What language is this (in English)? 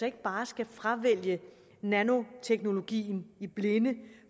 Danish